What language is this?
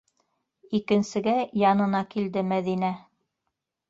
Bashkir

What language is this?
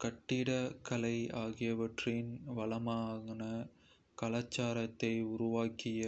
Kota (India)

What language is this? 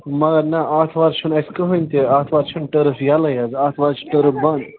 Kashmiri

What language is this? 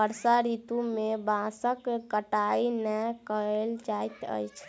Maithili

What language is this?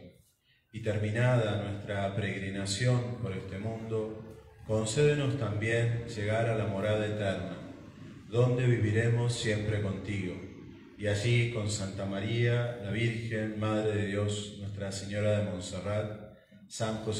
Spanish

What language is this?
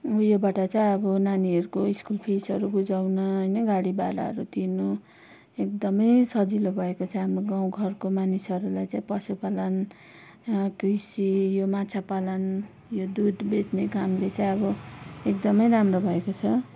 Nepali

